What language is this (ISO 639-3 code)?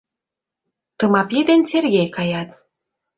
chm